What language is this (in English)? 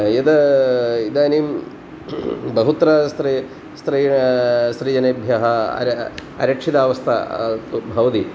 Sanskrit